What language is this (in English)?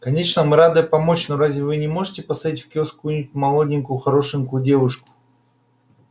Russian